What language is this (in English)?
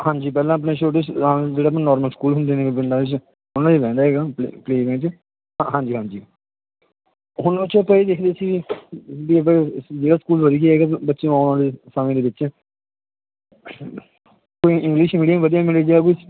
Punjabi